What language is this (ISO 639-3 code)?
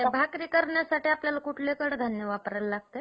mar